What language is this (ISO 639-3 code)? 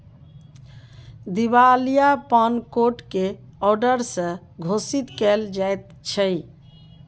mai